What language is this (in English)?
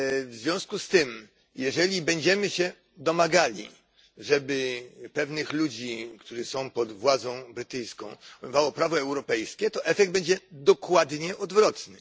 Polish